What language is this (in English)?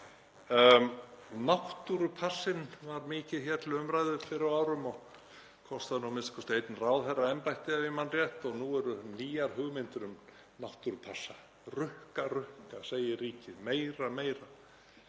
Icelandic